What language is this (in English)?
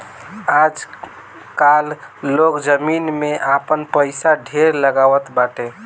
Bhojpuri